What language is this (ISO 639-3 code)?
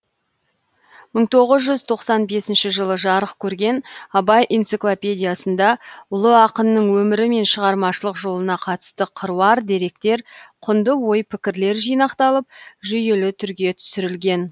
kaz